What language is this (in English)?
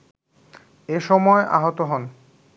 Bangla